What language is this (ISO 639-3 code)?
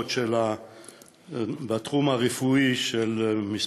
heb